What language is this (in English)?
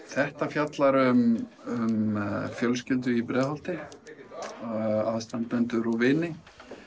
Icelandic